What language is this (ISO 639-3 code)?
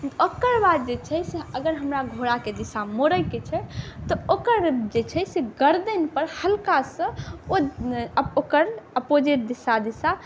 mai